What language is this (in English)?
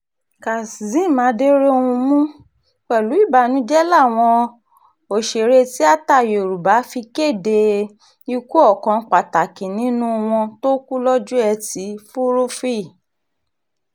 Yoruba